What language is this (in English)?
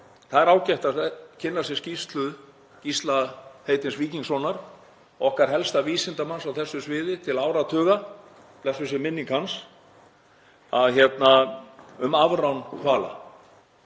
Icelandic